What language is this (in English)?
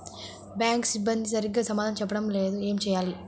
Telugu